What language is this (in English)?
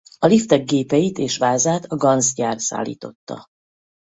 Hungarian